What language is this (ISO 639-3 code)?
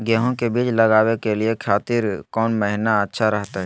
mag